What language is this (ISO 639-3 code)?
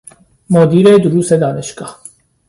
fas